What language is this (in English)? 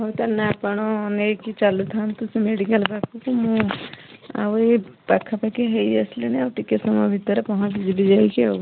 Odia